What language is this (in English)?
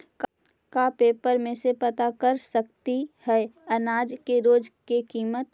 Magahi